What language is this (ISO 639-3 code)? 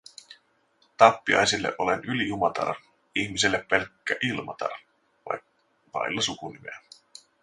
fin